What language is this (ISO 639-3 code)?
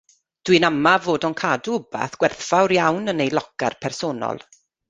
cym